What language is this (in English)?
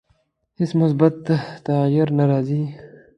Pashto